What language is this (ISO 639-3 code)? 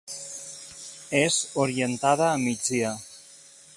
cat